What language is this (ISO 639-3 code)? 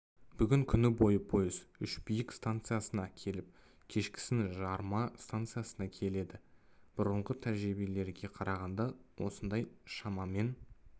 kaz